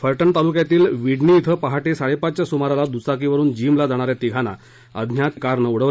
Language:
Marathi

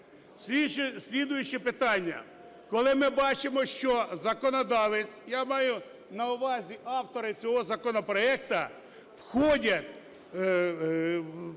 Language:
Ukrainian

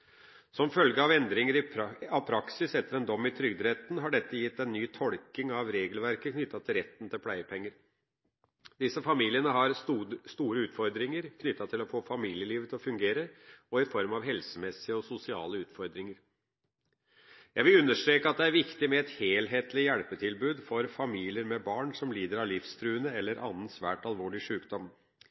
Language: Norwegian Bokmål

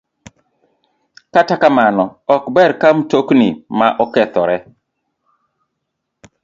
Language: Luo (Kenya and Tanzania)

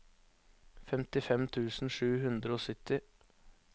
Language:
Norwegian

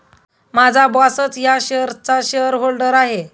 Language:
Marathi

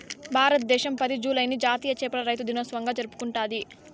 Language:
Telugu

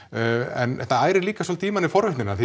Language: Icelandic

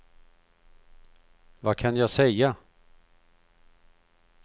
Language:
Swedish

